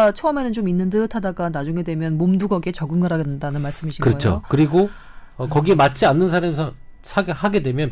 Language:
Korean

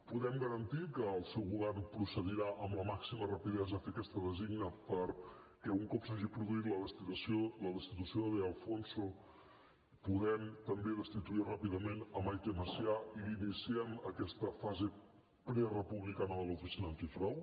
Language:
Catalan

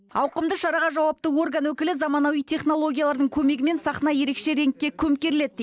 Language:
Kazakh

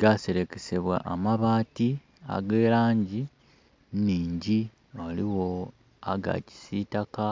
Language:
Soga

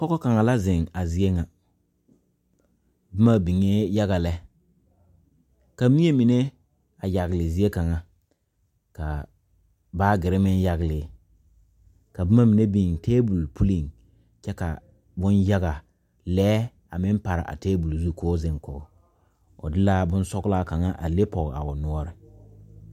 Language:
Southern Dagaare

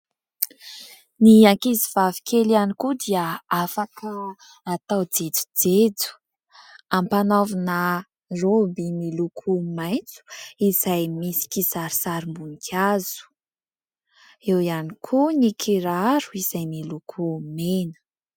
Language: Malagasy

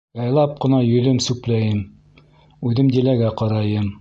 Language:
Bashkir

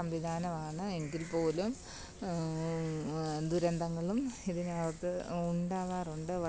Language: Malayalam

